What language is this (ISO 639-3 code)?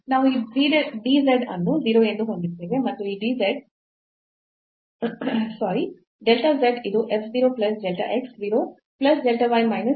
kan